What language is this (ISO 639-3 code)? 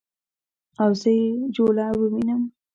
pus